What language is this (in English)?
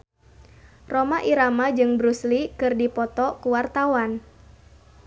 Sundanese